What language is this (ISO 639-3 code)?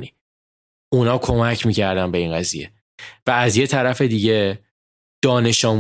fas